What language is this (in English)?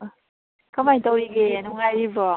Manipuri